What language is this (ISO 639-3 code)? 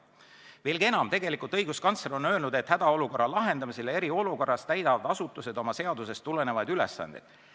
est